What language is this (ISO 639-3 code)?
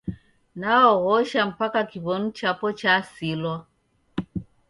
dav